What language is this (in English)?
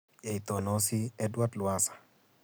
Kalenjin